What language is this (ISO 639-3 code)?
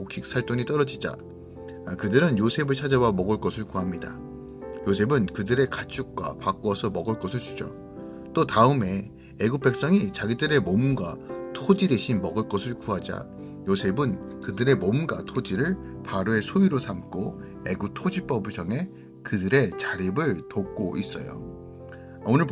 kor